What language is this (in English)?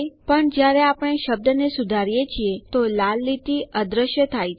Gujarati